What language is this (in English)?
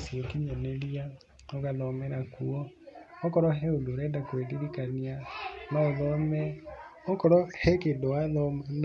Kikuyu